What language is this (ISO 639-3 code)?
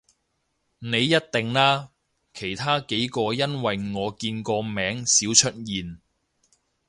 yue